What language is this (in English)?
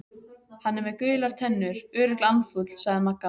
Icelandic